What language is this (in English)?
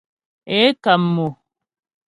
Ghomala